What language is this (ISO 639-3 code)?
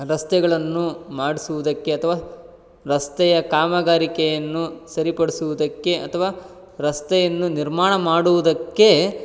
kan